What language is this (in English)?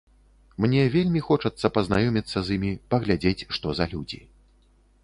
Belarusian